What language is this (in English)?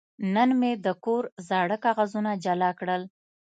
Pashto